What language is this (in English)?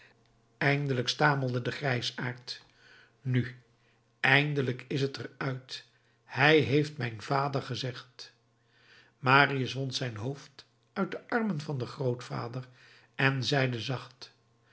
Dutch